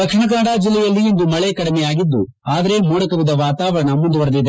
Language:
Kannada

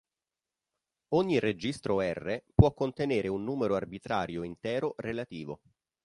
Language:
Italian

